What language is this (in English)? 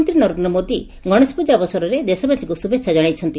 Odia